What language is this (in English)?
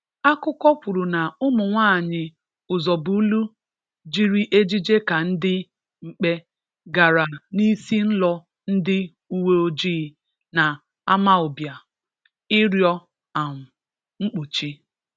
Igbo